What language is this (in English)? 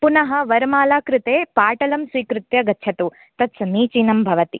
Sanskrit